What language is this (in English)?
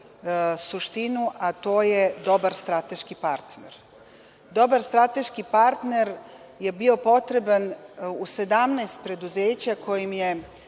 Serbian